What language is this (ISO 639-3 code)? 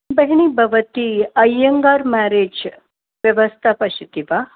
san